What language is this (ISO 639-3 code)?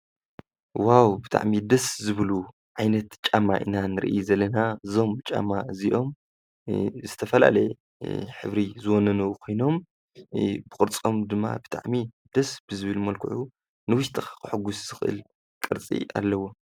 tir